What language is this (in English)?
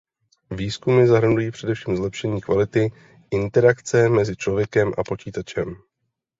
Czech